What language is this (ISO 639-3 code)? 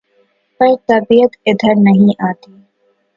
urd